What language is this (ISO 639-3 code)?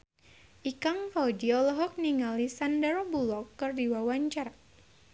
sun